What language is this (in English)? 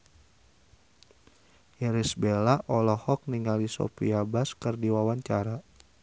Sundanese